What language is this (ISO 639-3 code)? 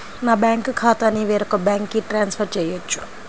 tel